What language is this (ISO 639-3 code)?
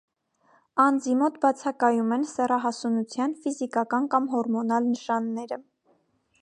hye